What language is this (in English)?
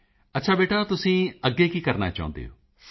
Punjabi